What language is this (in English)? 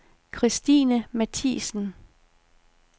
Danish